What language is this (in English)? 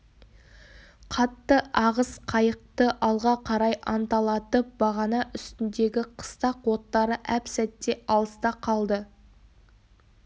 Kazakh